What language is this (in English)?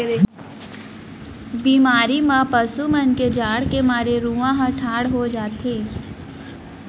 Chhattisgarhi